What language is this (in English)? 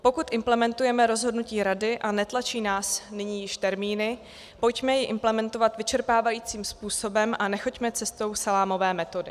Czech